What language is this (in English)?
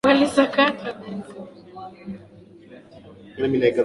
Swahili